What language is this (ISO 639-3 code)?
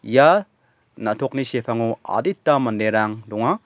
grt